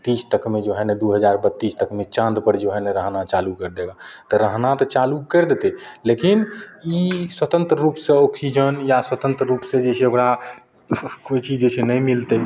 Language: Maithili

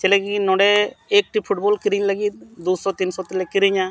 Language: Santali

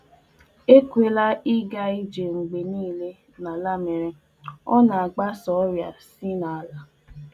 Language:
Igbo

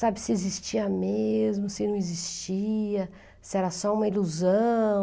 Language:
Portuguese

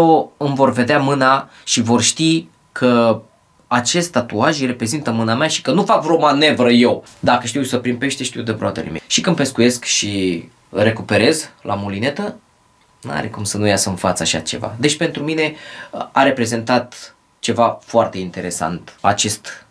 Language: Romanian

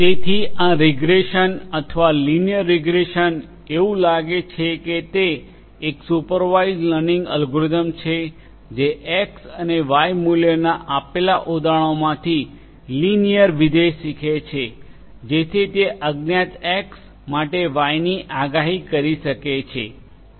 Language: Gujarati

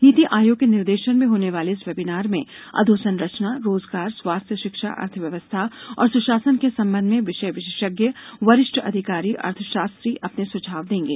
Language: Hindi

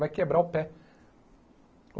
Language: Portuguese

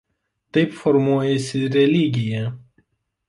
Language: Lithuanian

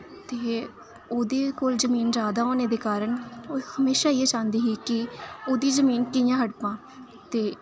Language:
Dogri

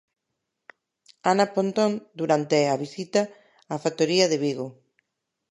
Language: Galician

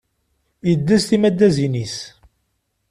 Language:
Kabyle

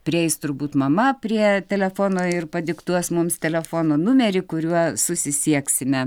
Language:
Lithuanian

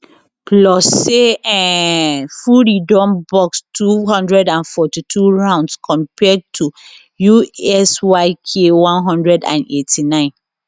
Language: Nigerian Pidgin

